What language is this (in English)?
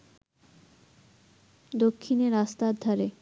Bangla